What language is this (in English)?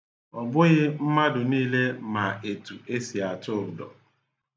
Igbo